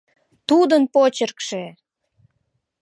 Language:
Mari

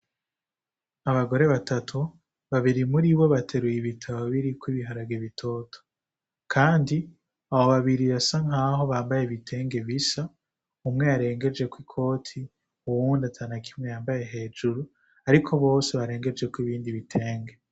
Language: Rundi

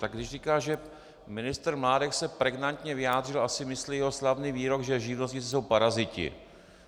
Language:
Czech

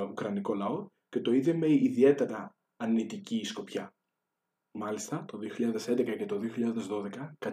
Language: Greek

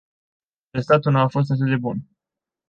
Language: Romanian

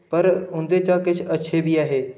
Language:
Dogri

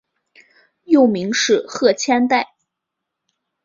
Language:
Chinese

